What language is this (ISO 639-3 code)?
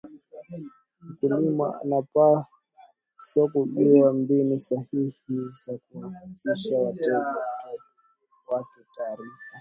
swa